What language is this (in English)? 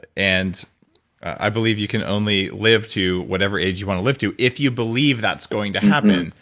English